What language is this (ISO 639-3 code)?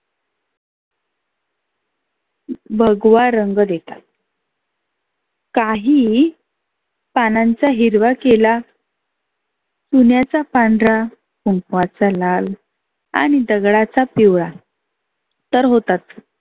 mar